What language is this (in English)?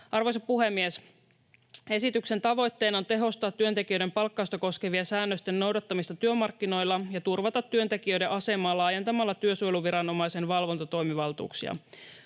Finnish